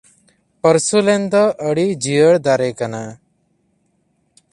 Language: Santali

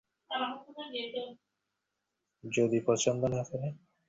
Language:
Bangla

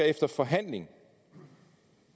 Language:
Danish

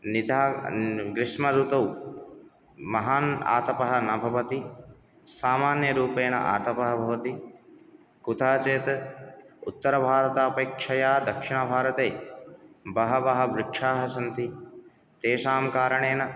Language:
Sanskrit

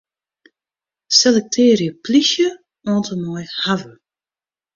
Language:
Western Frisian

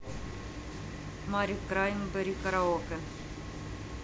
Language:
Russian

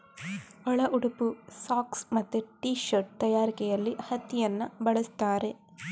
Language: Kannada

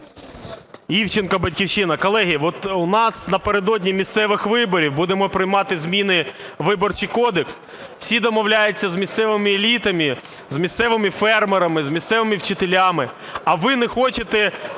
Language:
Ukrainian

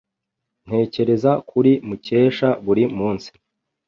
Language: Kinyarwanda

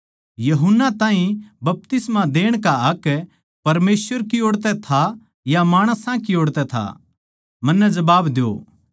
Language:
Haryanvi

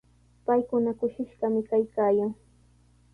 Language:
Sihuas Ancash Quechua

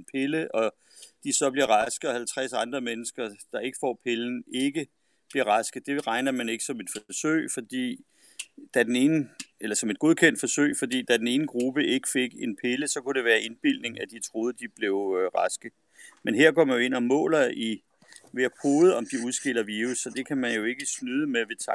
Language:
Danish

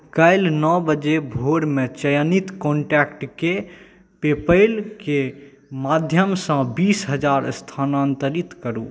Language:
Maithili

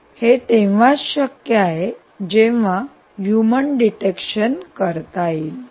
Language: Marathi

